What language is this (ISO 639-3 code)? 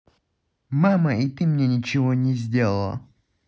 rus